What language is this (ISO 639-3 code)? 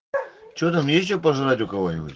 rus